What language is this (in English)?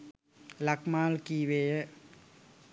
Sinhala